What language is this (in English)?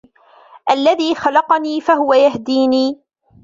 Arabic